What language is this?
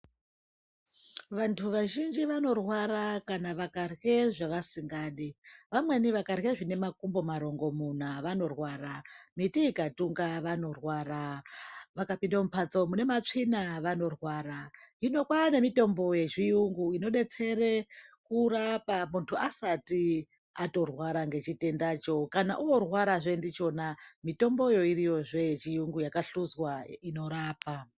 Ndau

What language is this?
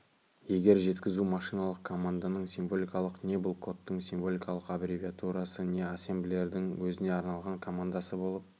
Kazakh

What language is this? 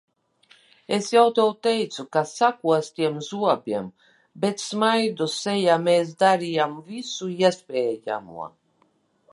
Latvian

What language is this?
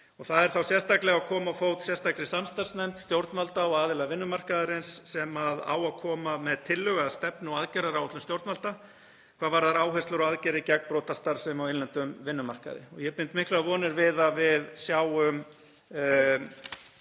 Icelandic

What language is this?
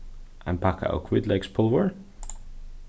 Faroese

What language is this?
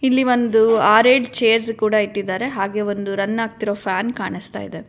Kannada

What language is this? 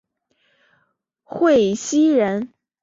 Chinese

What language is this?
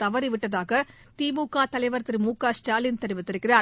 Tamil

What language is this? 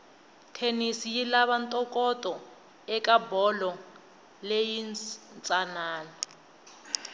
Tsonga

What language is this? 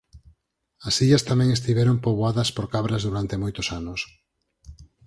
Galician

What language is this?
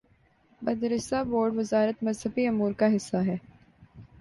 Urdu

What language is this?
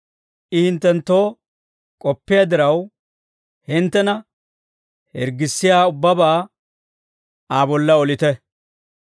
Dawro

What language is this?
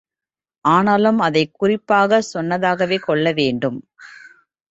Tamil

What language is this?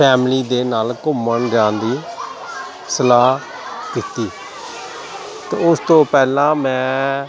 Punjabi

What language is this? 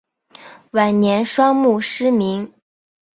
Chinese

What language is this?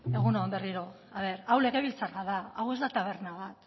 Basque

